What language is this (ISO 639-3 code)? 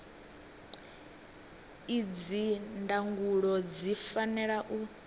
ven